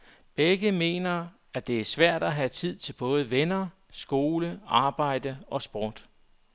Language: Danish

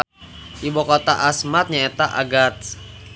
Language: Sundanese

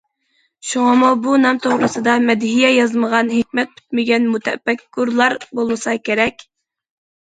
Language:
Uyghur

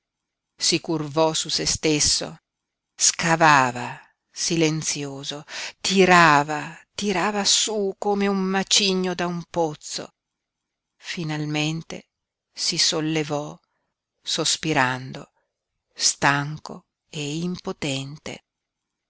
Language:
Italian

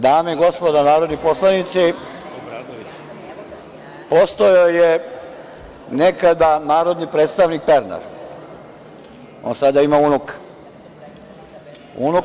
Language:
Serbian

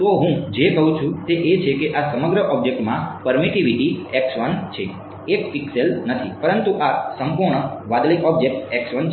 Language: Gujarati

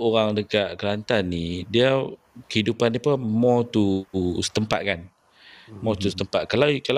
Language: Malay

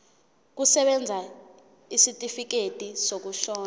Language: Zulu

